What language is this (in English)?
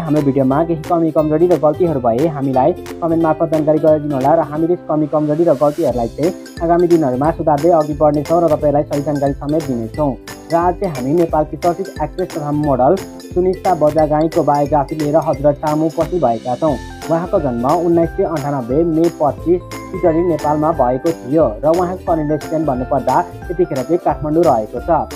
Hindi